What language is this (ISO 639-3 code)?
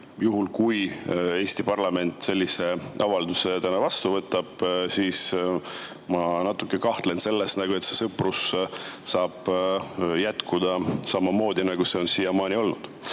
est